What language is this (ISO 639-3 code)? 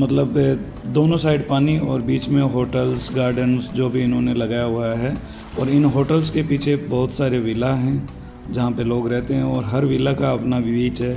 hin